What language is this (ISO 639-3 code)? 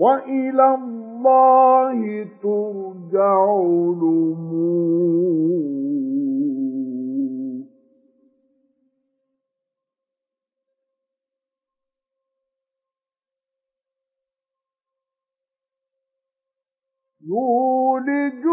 ara